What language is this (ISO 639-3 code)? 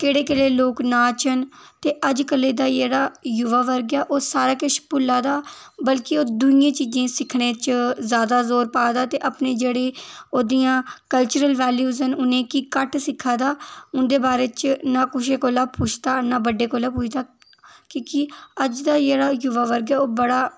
doi